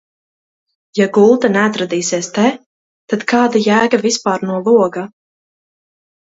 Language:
Latvian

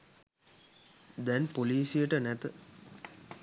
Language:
Sinhala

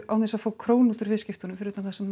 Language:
Icelandic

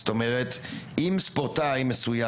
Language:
Hebrew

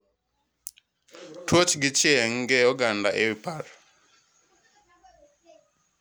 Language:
Luo (Kenya and Tanzania)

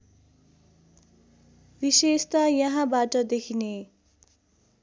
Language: Nepali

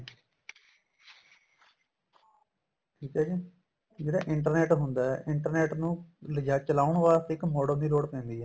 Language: Punjabi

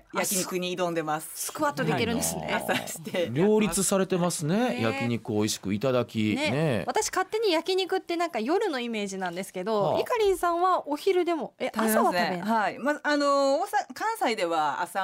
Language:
Japanese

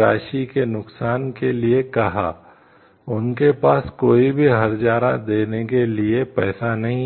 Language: Hindi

